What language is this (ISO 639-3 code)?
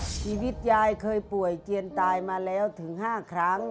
tha